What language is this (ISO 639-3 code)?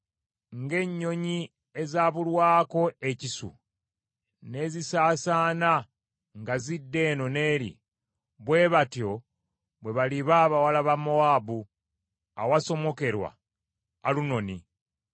lug